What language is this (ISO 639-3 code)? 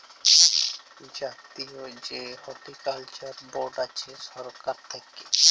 ben